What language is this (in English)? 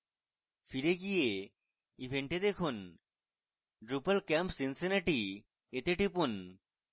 Bangla